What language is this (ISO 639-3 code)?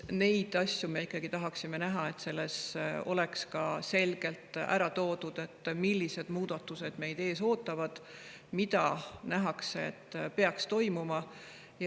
est